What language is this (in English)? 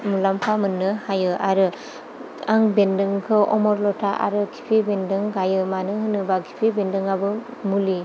Bodo